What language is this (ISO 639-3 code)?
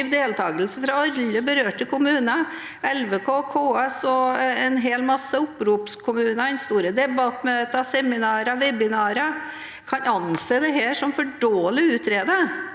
nor